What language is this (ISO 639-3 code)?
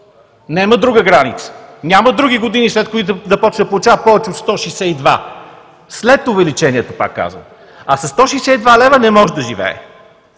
bul